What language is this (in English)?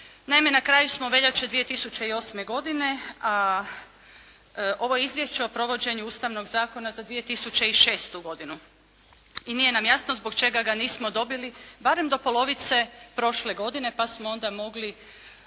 Croatian